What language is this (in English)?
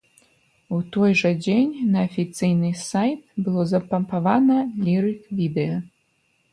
Belarusian